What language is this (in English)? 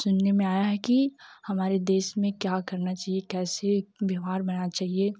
Hindi